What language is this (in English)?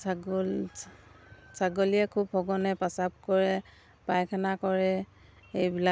Assamese